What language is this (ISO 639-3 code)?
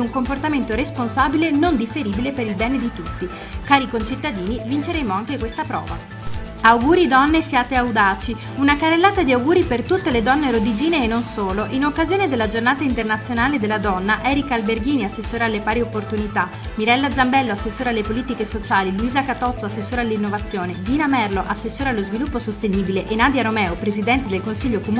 ita